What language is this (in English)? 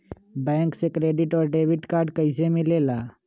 Magahi